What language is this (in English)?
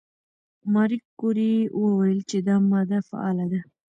Pashto